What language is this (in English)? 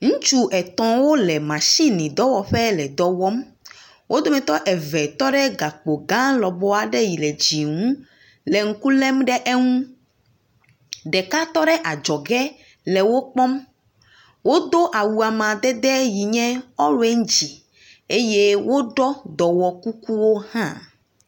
Ewe